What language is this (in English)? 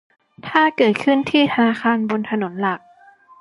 Thai